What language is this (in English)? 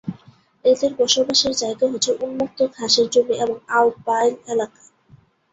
Bangla